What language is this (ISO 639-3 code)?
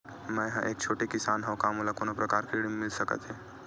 hne